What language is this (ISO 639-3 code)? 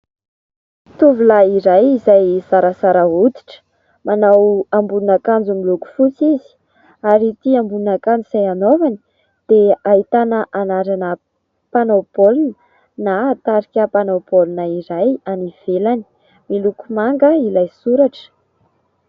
mlg